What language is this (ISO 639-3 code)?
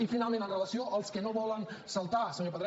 cat